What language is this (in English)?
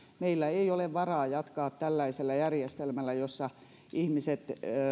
Finnish